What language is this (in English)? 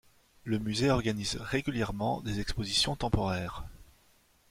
French